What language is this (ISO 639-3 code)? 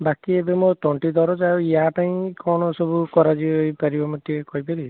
ori